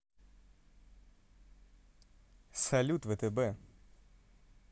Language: Russian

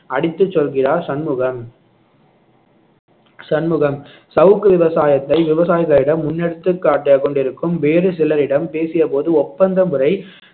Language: Tamil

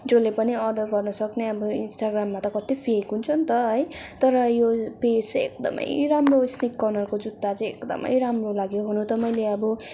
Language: Nepali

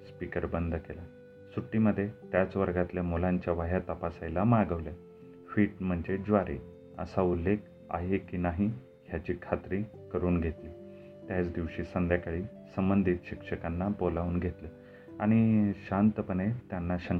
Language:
Marathi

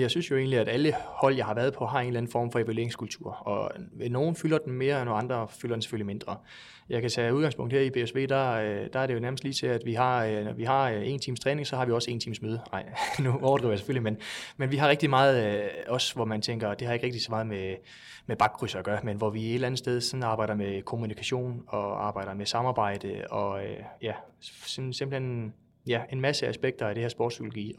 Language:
Danish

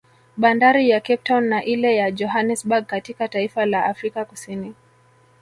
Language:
Swahili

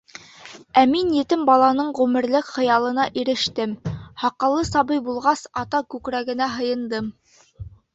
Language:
Bashkir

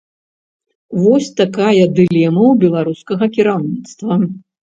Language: Belarusian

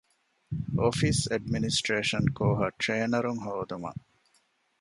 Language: Divehi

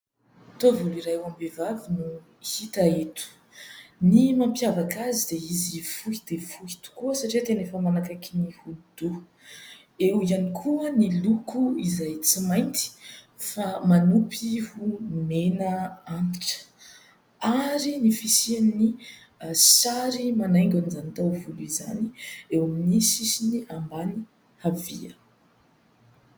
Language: Malagasy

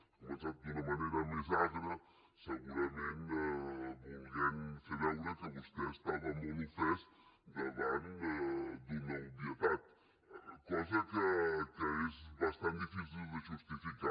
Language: Catalan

